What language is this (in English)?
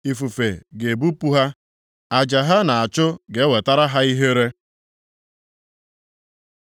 Igbo